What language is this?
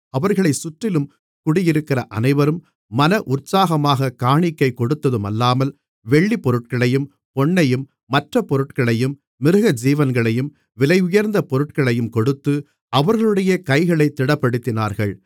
Tamil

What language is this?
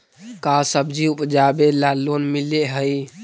Magahi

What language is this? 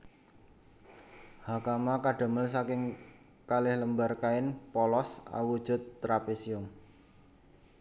Javanese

